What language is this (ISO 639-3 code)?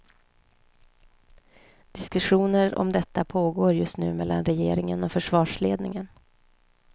swe